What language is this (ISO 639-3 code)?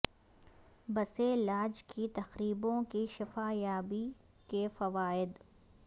urd